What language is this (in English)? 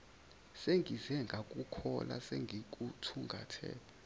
Zulu